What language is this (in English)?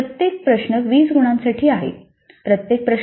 Marathi